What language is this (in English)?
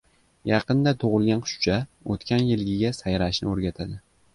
Uzbek